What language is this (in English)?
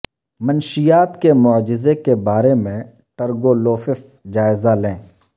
Urdu